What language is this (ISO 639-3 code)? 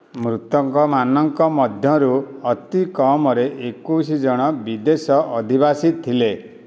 ori